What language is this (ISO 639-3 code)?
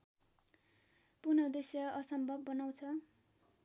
nep